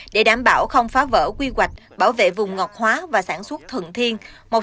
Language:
Vietnamese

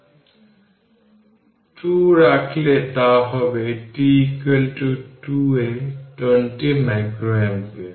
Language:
Bangla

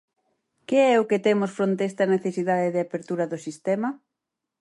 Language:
Galician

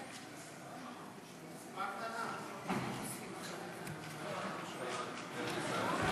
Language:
Hebrew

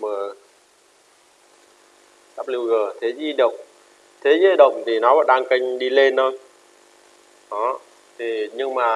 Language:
Vietnamese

